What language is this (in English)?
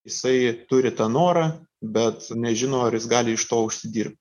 Lithuanian